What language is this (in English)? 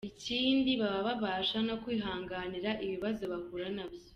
Kinyarwanda